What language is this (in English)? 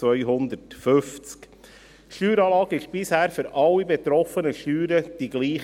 Swiss German